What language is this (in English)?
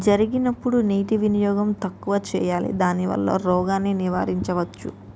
Telugu